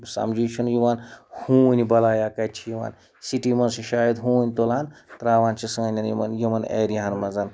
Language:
Kashmiri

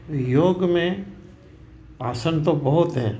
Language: Sindhi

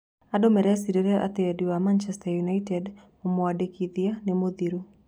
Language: Kikuyu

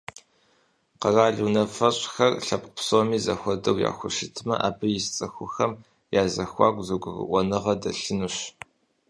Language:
Kabardian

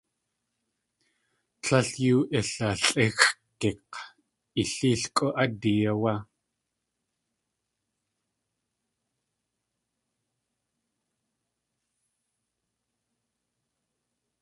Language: Tlingit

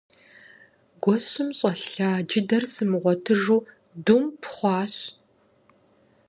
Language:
Kabardian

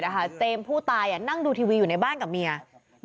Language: Thai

